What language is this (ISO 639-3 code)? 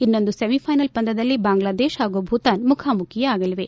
kan